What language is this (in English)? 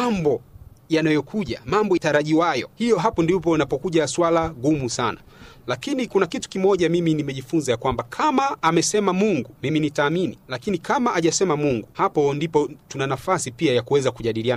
Swahili